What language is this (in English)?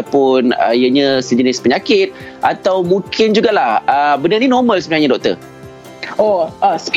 Malay